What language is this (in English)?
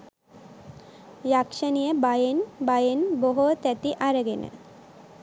Sinhala